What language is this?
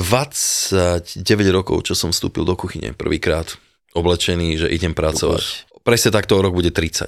Slovak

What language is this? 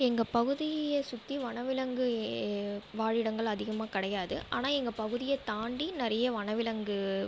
Tamil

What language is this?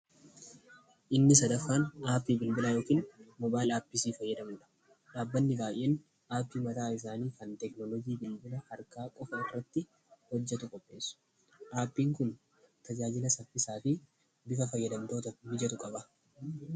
Oromo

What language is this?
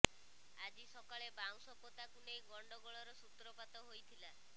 Odia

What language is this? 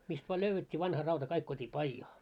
Finnish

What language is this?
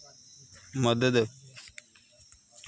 Dogri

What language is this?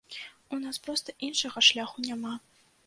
Belarusian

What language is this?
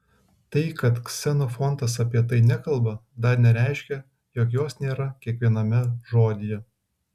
Lithuanian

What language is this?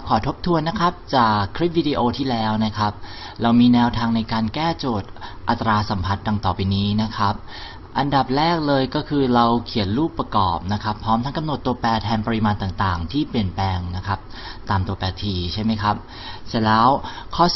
Thai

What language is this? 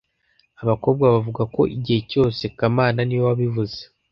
Kinyarwanda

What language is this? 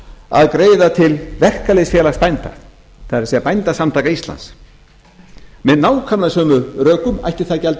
Icelandic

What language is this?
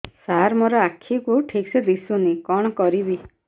Odia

